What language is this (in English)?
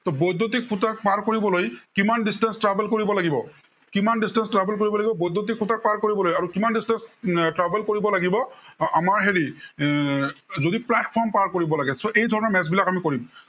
Assamese